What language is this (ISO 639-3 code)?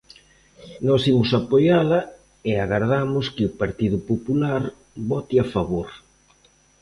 glg